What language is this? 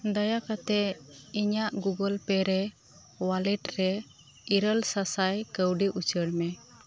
Santali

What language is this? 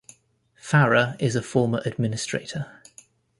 English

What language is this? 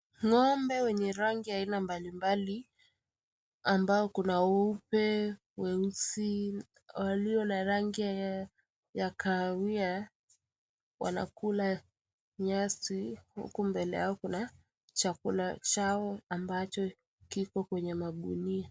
Swahili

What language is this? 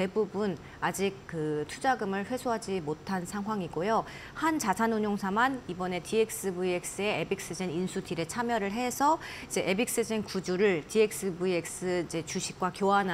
Korean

